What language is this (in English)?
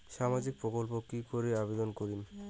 Bangla